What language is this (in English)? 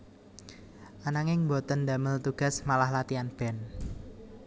Javanese